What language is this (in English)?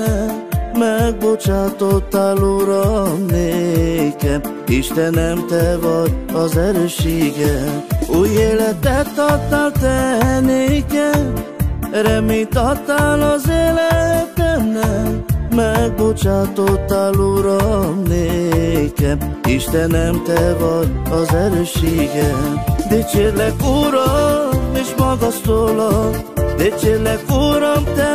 Hungarian